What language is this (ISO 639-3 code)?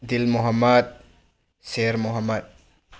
mni